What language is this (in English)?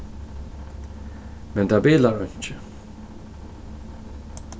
Faroese